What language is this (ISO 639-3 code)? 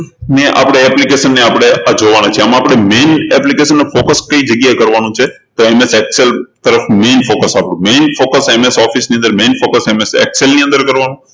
guj